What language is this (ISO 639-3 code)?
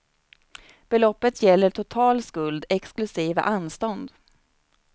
swe